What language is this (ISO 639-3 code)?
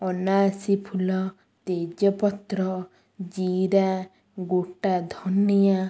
ori